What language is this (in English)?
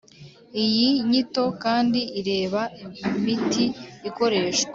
Kinyarwanda